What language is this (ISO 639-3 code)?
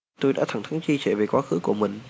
vie